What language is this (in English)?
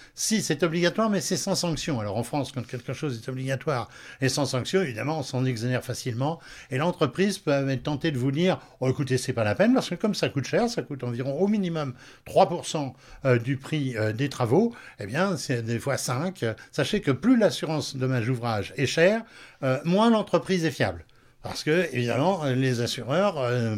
French